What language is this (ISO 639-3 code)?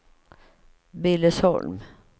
swe